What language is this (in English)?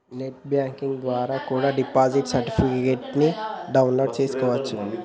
Telugu